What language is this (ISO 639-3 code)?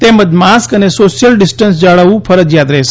guj